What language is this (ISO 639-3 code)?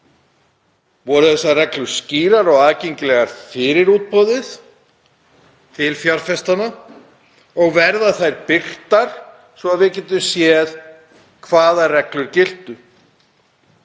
isl